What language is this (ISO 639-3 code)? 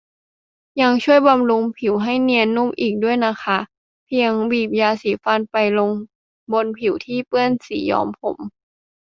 tha